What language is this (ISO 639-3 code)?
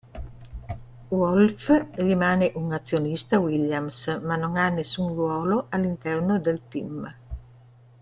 ita